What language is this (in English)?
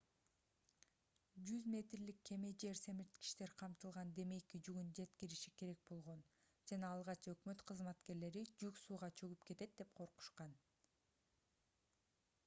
Kyrgyz